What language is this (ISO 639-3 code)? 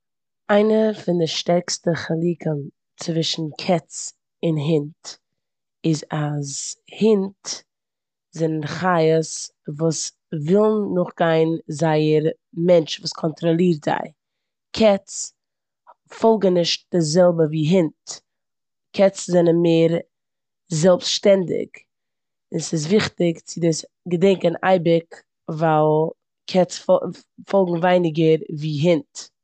yid